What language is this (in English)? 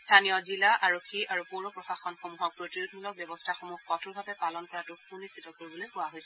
Assamese